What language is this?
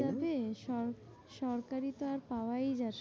Bangla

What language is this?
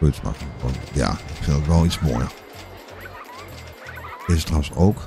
Dutch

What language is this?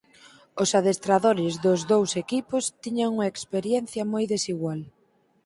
Galician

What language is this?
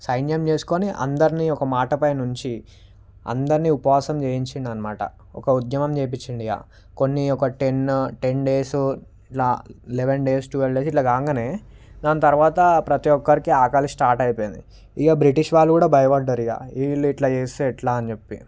Telugu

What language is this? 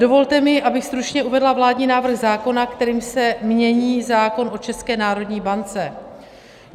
Czech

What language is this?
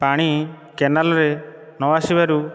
Odia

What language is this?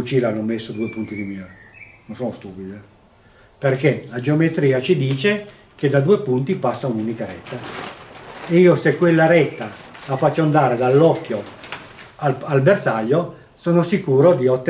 Italian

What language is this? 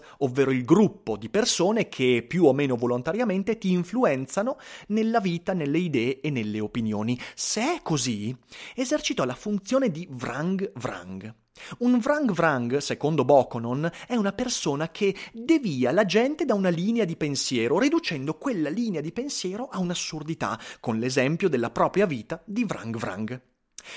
Italian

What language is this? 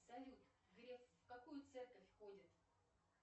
Russian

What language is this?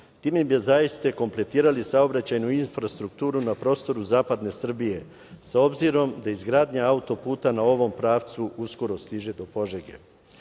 Serbian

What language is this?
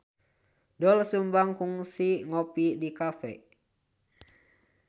Sundanese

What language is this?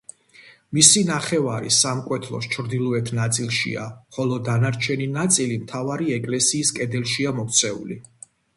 Georgian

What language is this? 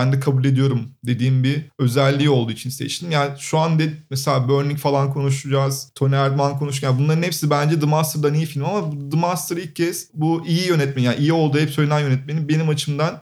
Turkish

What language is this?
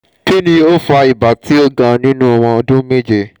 Yoruba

